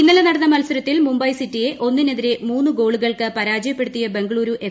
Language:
Malayalam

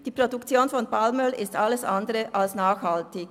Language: Swiss German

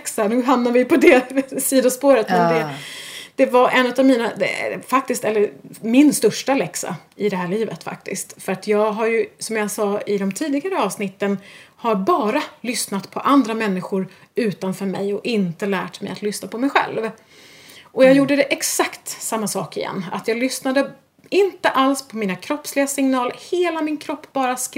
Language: Swedish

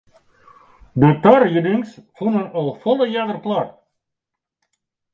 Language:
Western Frisian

